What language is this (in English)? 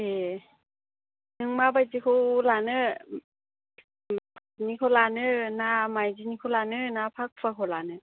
Bodo